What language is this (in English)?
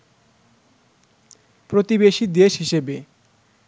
Bangla